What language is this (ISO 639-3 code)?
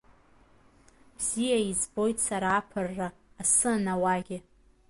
abk